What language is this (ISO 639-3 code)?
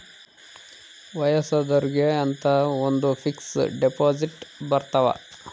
kan